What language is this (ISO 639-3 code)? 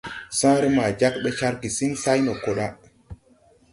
tui